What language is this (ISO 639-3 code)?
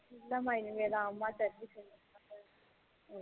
tam